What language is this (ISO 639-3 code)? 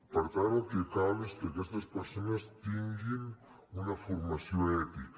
cat